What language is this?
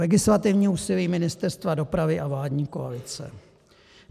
Czech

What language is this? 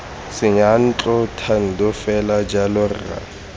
Tswana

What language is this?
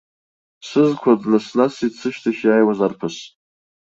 Abkhazian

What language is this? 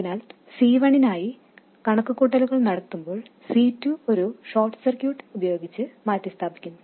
Malayalam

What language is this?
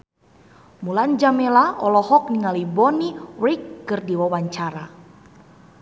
Sundanese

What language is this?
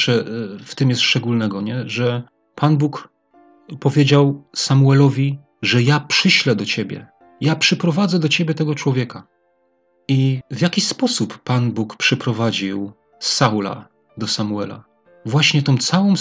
Polish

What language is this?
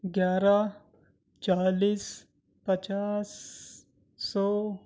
Urdu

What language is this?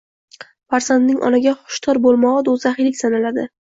Uzbek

